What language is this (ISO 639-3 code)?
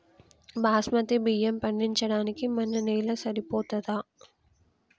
tel